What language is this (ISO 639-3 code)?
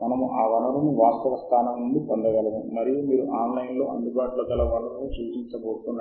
tel